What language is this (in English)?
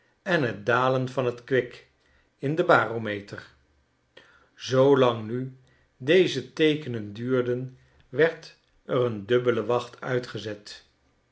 Dutch